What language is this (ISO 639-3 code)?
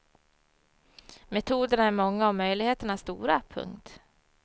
swe